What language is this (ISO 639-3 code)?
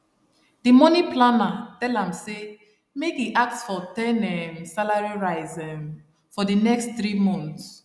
pcm